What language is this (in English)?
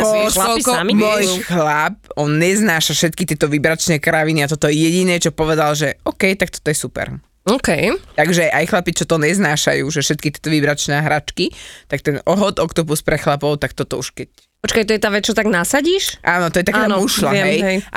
Slovak